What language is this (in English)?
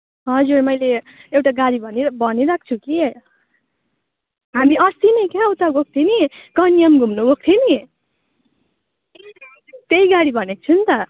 Nepali